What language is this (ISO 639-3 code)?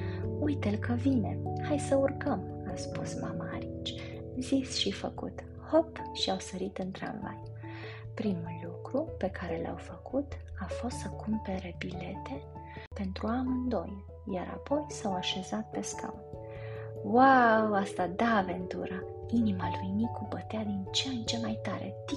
ron